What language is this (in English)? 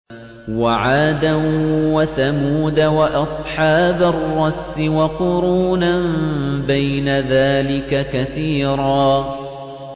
Arabic